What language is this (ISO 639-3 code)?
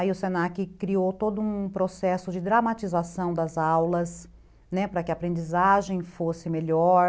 por